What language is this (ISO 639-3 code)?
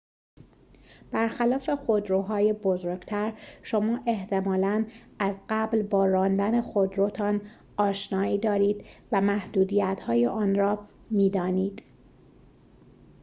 fas